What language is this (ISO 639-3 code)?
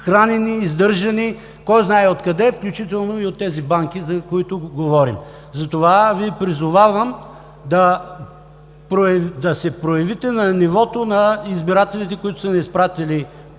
bul